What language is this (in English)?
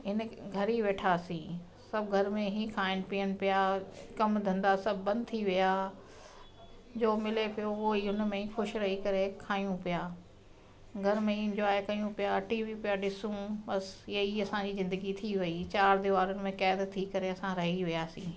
Sindhi